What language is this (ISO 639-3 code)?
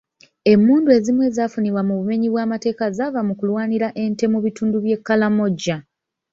lug